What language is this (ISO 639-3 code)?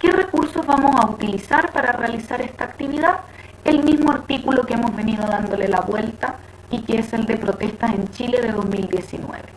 spa